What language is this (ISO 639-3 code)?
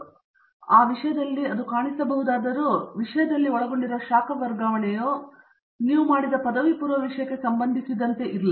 kan